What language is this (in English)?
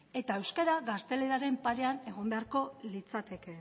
Basque